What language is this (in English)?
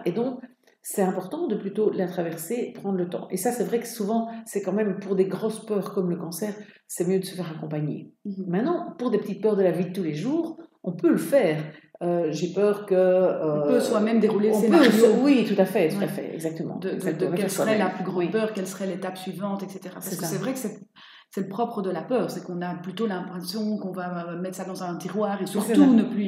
French